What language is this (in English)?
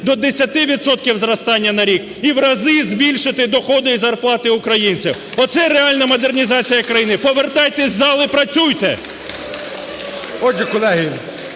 Ukrainian